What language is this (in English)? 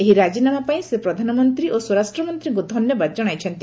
Odia